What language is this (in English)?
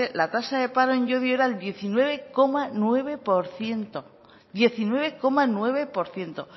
Spanish